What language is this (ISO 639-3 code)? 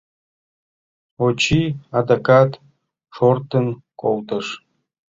chm